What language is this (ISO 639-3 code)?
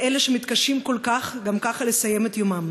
heb